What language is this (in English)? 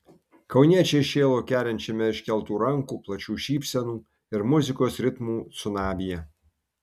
Lithuanian